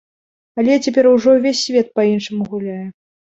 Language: Belarusian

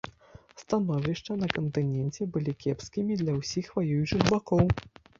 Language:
Belarusian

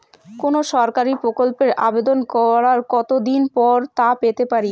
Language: Bangla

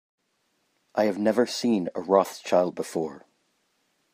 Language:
English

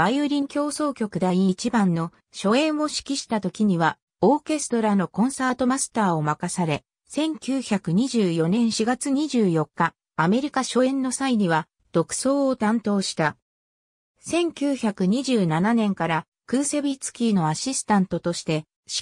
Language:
Japanese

